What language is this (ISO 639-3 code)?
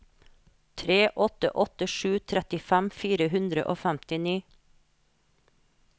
nor